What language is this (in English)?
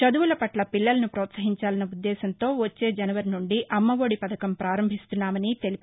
Telugu